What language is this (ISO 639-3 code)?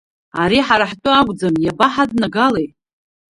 abk